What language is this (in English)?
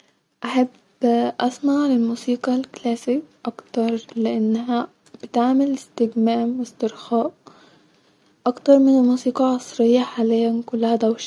Egyptian Arabic